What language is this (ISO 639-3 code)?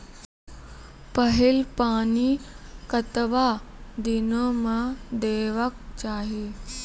mai